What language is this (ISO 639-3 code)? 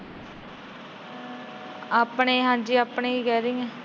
pan